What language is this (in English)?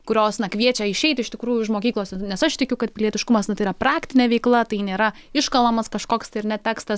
Lithuanian